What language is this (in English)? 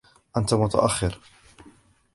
Arabic